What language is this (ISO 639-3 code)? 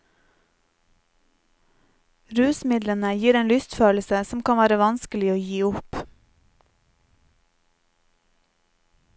nor